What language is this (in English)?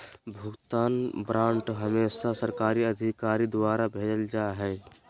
Magahi